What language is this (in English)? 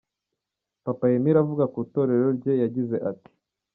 Kinyarwanda